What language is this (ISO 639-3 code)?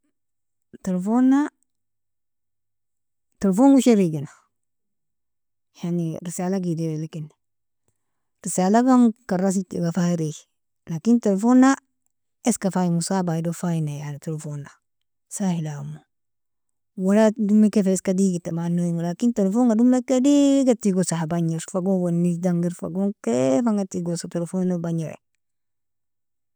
fia